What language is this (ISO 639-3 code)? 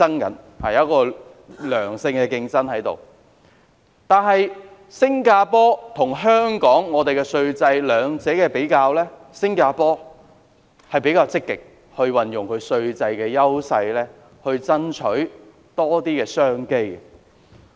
yue